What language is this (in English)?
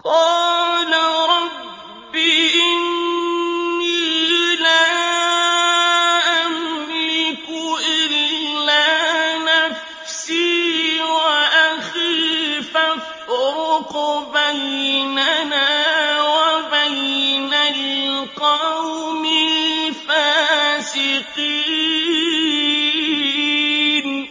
Arabic